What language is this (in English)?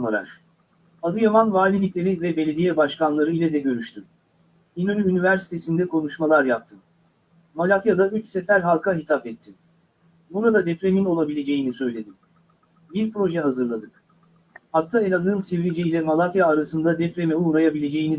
Turkish